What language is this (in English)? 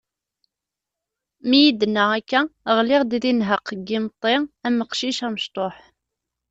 Kabyle